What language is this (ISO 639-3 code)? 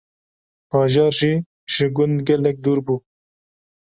kur